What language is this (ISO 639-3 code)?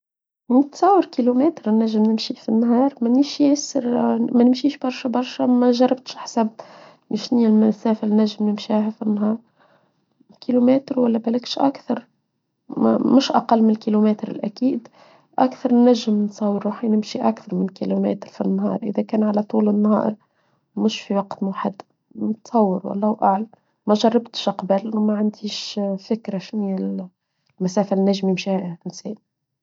aeb